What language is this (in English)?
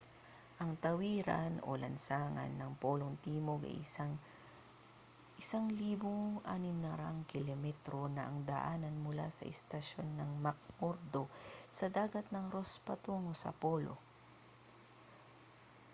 Filipino